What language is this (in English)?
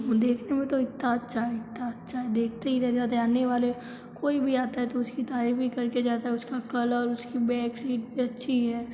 Hindi